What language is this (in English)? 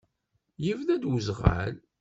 Kabyle